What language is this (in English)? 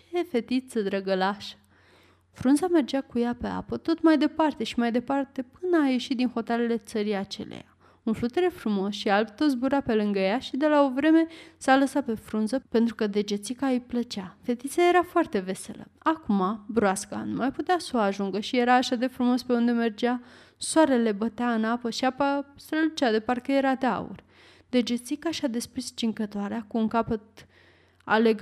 Romanian